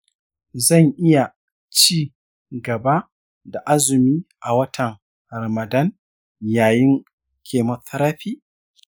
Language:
Hausa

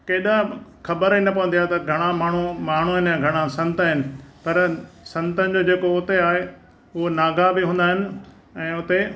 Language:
Sindhi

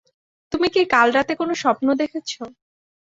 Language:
Bangla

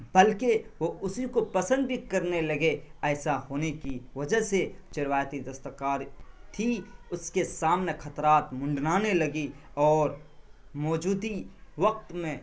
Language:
Urdu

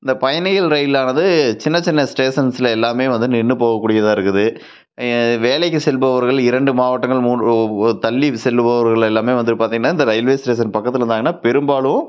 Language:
Tamil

